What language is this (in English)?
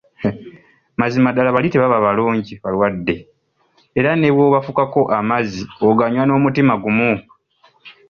Ganda